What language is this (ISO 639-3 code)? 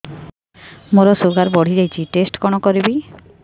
ori